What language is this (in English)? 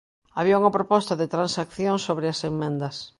Galician